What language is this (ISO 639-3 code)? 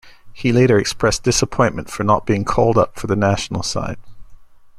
eng